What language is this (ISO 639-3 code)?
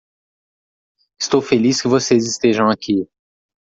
por